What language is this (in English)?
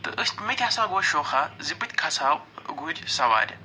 Kashmiri